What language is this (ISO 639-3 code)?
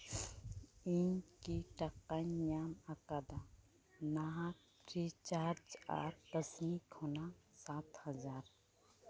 sat